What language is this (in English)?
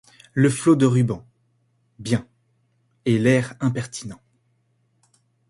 French